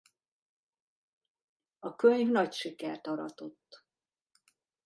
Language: Hungarian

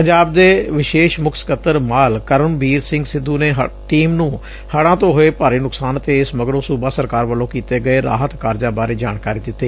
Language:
Punjabi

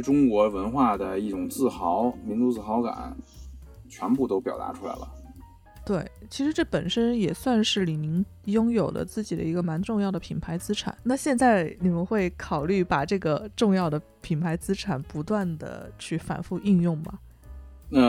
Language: Chinese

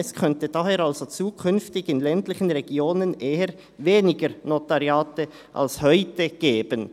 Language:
Swiss German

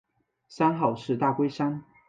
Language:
Chinese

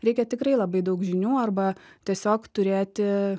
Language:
Lithuanian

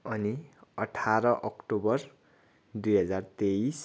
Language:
Nepali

